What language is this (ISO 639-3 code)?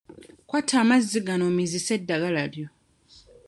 lug